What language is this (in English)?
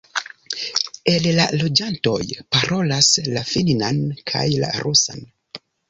Esperanto